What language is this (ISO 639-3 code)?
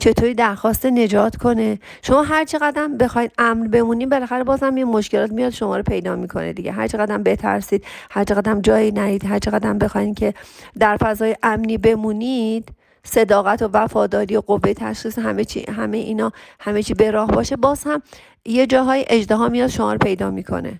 fas